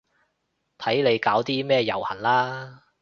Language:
Cantonese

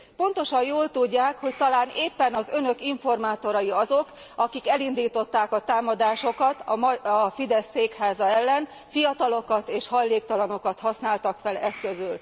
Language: Hungarian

